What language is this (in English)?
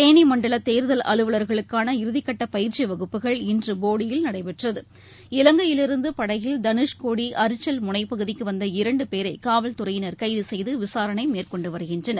Tamil